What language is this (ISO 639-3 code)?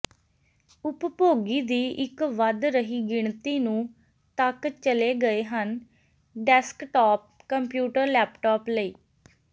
pan